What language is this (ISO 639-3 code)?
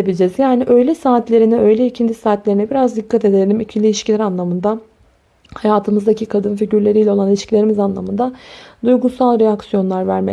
tur